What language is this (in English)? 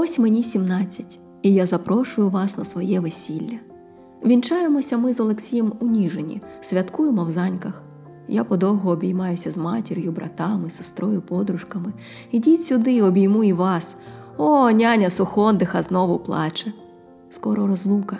Ukrainian